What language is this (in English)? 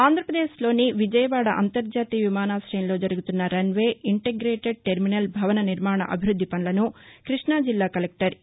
Telugu